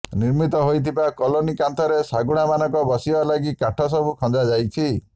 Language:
Odia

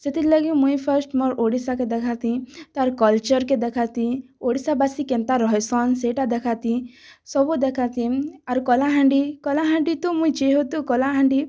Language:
Odia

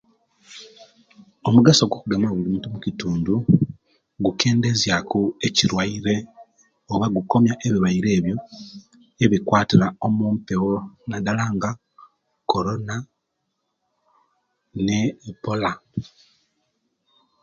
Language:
Kenyi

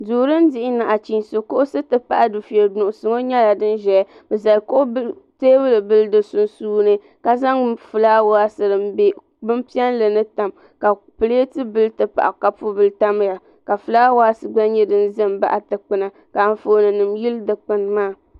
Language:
Dagbani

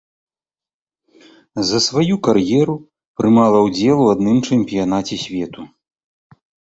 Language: Belarusian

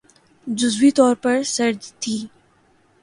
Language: Urdu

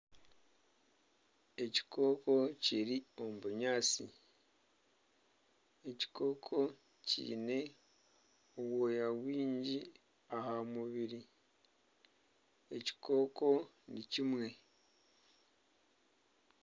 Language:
Nyankole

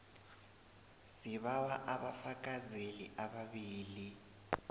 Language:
South Ndebele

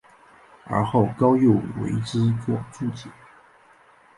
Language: Chinese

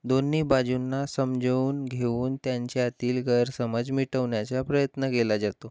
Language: Marathi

